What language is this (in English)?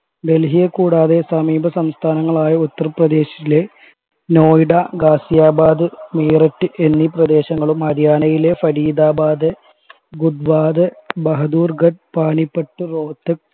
Malayalam